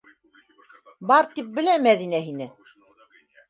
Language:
Bashkir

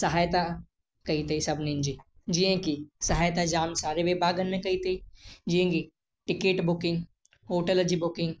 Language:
Sindhi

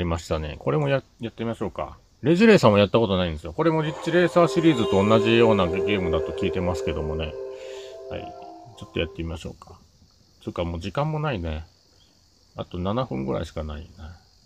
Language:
Japanese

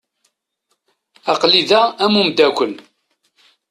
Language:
Kabyle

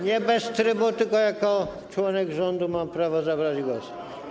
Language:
Polish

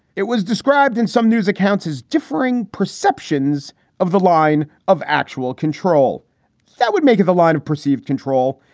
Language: English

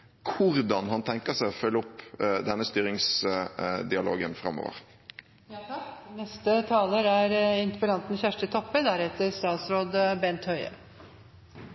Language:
Norwegian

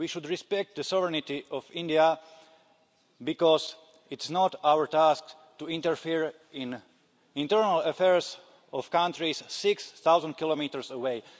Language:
English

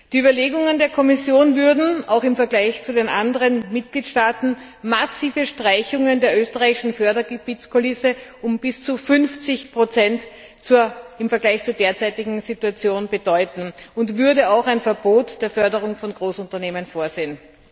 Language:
German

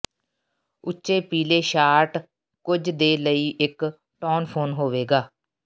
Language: Punjabi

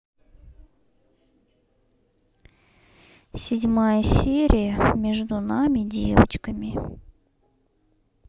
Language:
Russian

